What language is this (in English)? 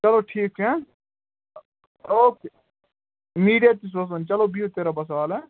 Kashmiri